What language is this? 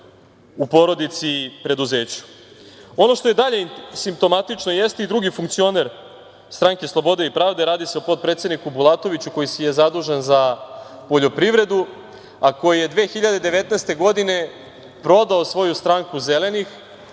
Serbian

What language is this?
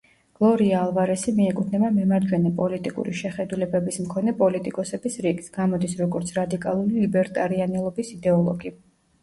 Georgian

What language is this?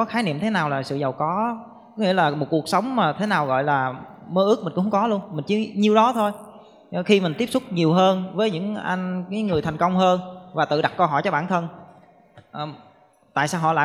Vietnamese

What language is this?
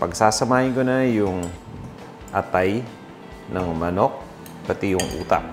Filipino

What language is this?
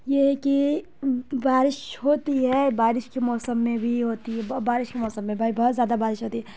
Urdu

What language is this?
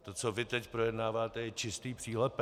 Czech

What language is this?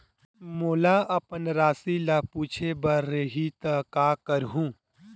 Chhattisgarhi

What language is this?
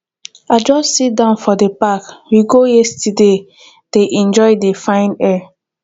Nigerian Pidgin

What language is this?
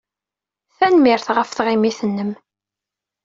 Kabyle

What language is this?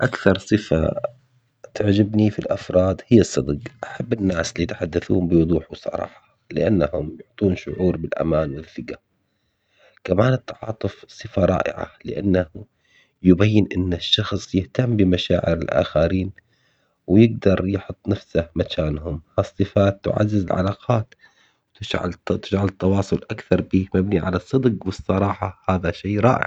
Omani Arabic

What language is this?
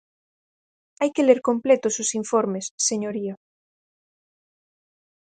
Galician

